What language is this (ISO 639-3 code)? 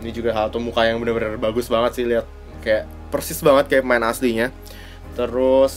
ind